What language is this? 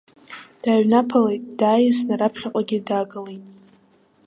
Abkhazian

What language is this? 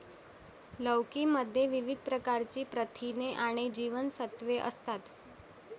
Marathi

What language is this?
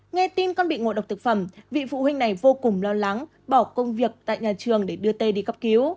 Vietnamese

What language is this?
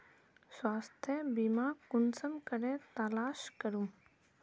Magahi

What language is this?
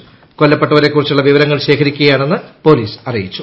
Malayalam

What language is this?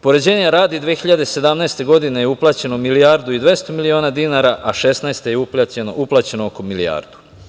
Serbian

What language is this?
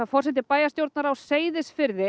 Icelandic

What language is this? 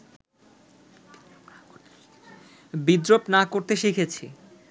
Bangla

